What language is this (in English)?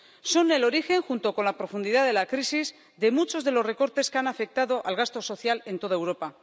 Spanish